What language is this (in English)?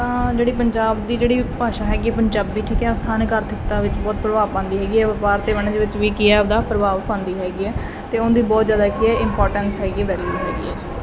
Punjabi